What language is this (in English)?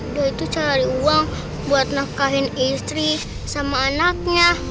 Indonesian